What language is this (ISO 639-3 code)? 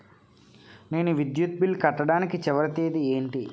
tel